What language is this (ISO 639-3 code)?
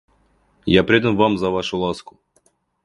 rus